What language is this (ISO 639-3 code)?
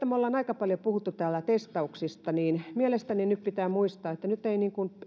fin